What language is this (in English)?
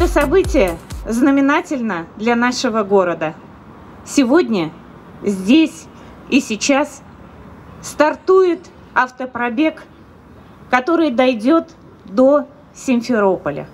Russian